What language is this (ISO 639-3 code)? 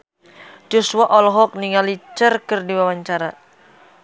sun